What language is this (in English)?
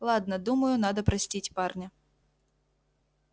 Russian